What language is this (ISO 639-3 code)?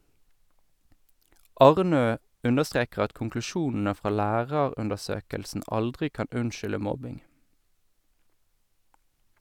nor